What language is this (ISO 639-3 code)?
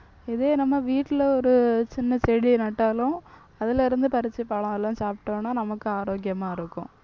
tam